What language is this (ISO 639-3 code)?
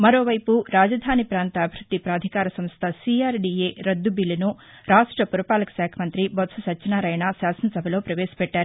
tel